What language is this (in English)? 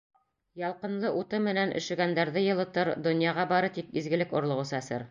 Bashkir